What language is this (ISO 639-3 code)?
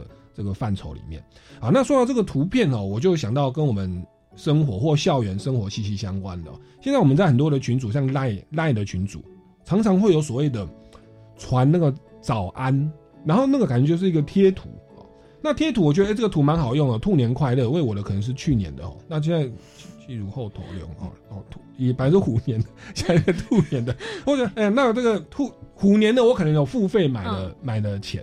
zho